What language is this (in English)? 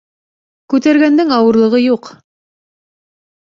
Bashkir